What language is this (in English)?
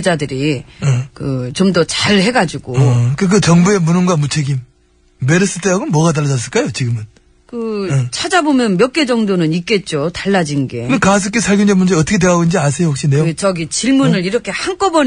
Korean